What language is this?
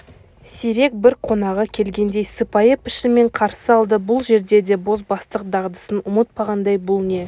Kazakh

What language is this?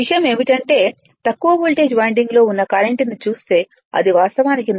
Telugu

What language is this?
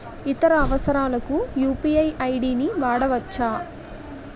Telugu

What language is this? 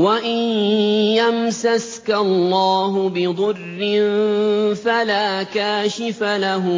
Arabic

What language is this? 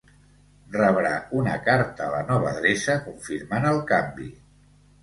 Catalan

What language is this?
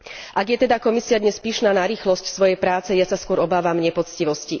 Slovak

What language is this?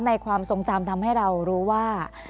Thai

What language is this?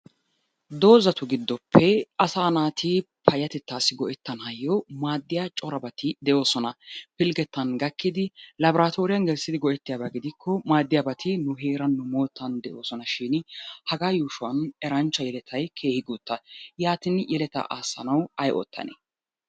Wolaytta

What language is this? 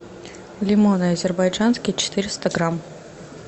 Russian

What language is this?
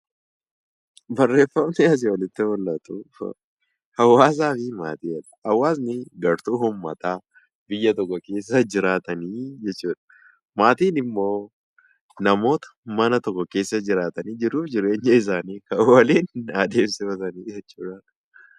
Oromo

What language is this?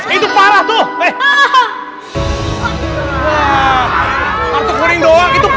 Indonesian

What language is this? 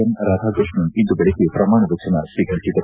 Kannada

